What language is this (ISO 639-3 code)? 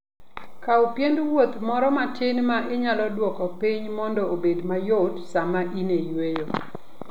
luo